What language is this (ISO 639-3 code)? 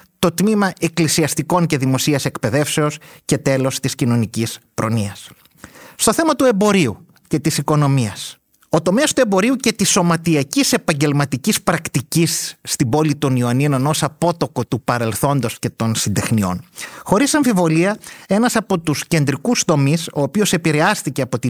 ell